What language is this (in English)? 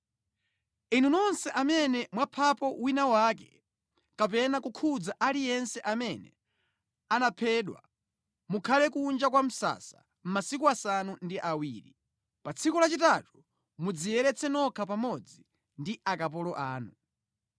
Nyanja